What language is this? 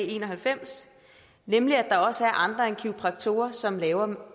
Danish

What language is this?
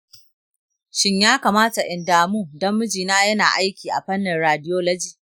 Hausa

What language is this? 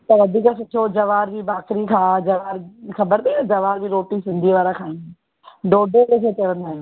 Sindhi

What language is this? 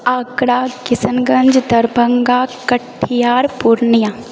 Maithili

